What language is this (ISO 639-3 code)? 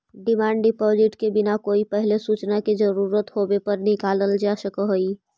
mag